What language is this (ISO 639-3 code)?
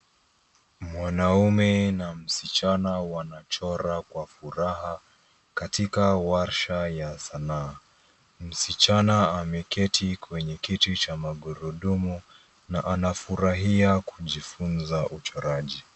swa